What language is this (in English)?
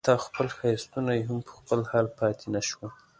Pashto